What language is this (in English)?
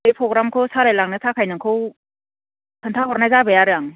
Bodo